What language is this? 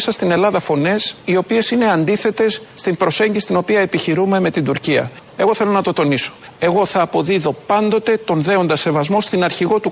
Greek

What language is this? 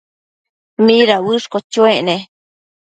Matsés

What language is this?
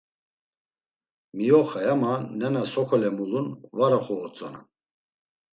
Laz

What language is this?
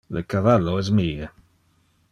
Interlingua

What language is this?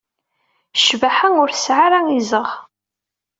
Kabyle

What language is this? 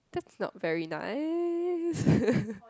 English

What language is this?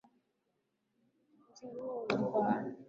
Swahili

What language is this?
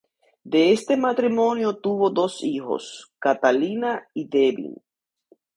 Spanish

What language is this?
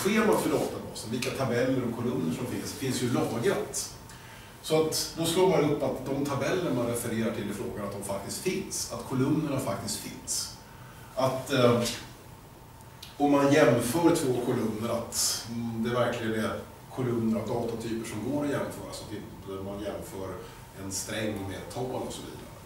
Swedish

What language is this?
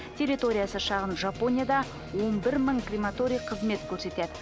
Kazakh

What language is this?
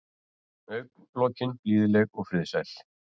Icelandic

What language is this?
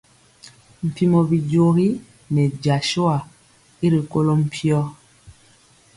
Mpiemo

